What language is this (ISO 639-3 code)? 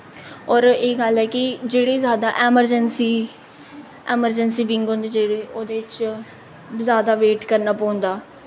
doi